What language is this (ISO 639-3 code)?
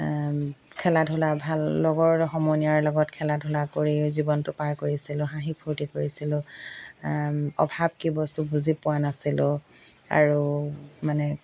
asm